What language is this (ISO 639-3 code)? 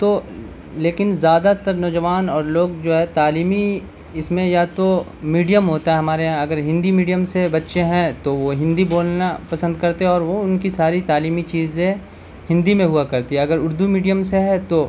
urd